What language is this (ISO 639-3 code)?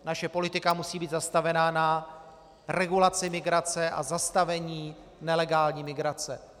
ces